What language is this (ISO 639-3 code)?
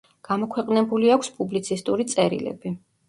kat